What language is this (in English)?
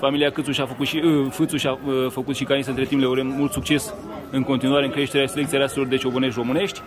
Romanian